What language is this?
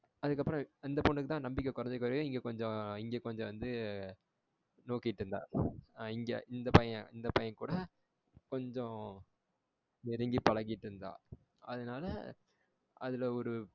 Tamil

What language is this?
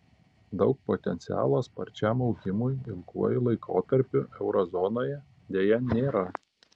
Lithuanian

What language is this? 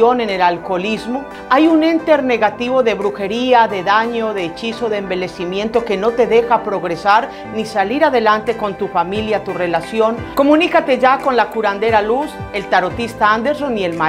Spanish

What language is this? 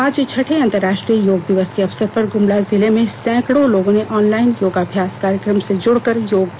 Hindi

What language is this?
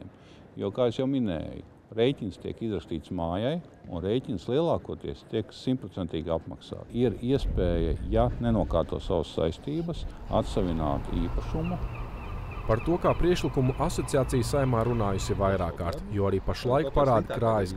Latvian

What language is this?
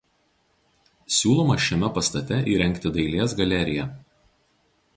Lithuanian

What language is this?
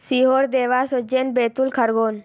Hindi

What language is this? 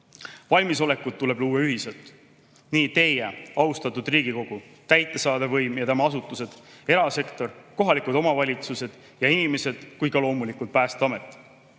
Estonian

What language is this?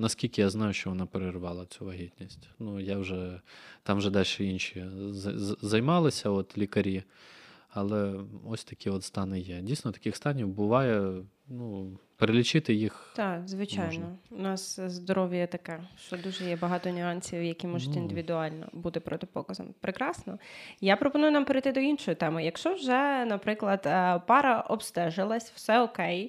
Ukrainian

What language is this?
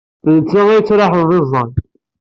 Kabyle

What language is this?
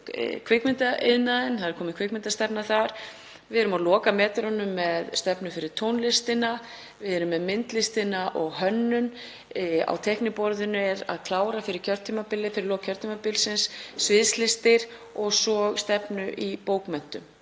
Icelandic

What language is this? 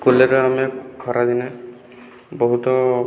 Odia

